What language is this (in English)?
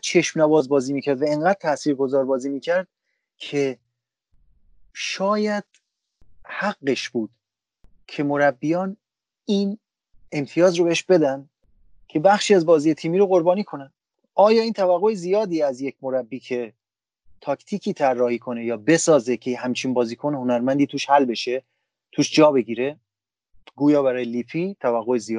Persian